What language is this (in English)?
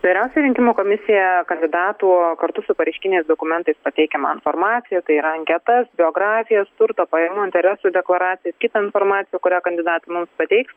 Lithuanian